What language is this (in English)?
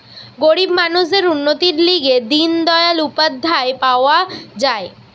Bangla